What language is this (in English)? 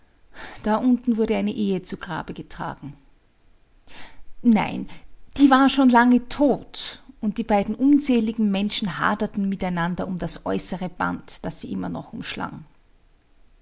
German